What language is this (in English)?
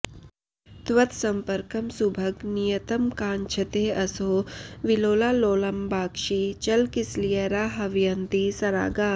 Sanskrit